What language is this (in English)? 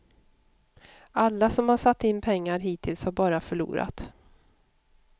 Swedish